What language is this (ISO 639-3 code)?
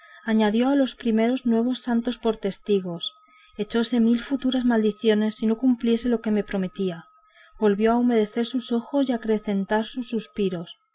spa